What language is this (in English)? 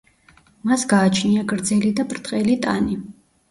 Georgian